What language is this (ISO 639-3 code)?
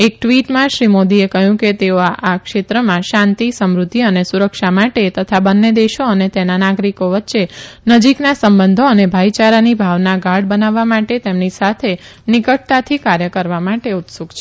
guj